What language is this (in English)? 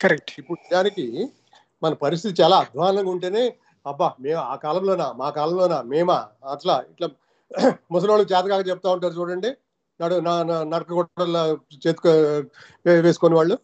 Telugu